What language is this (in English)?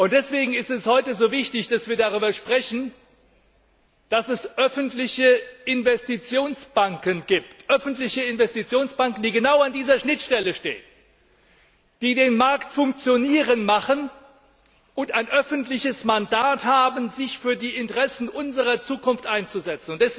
German